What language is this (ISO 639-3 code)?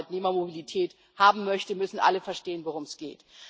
deu